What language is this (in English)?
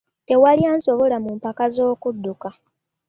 Ganda